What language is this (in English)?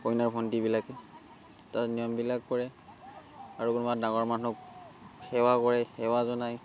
Assamese